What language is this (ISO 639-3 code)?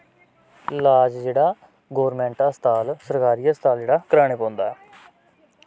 doi